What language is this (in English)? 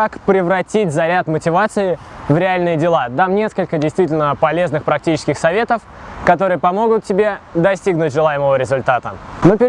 Russian